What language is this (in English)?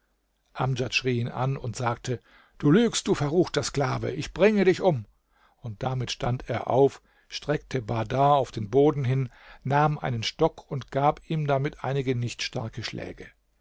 German